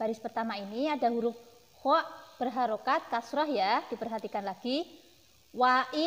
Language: Indonesian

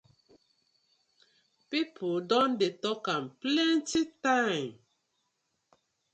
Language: Nigerian Pidgin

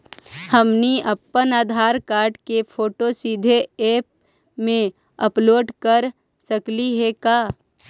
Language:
Magahi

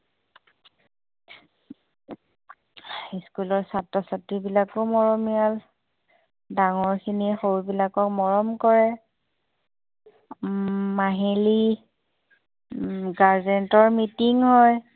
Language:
Assamese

